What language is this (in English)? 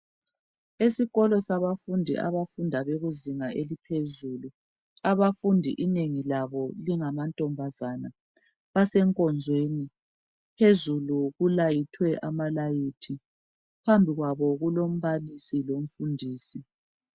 North Ndebele